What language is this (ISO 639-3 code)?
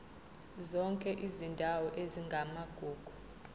zul